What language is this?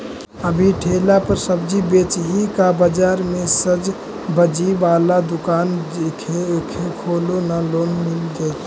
Magahi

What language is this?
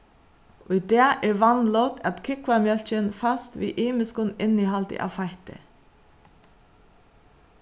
Faroese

